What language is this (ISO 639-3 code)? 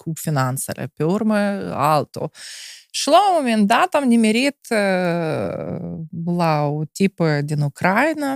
ron